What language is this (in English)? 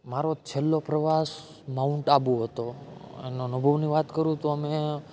Gujarati